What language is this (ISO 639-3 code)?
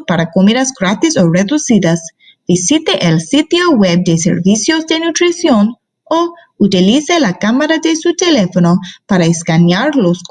eng